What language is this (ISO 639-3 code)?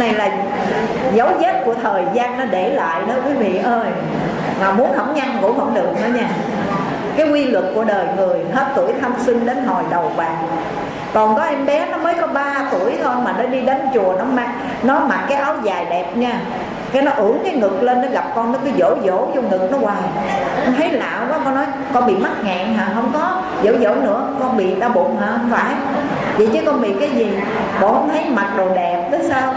vie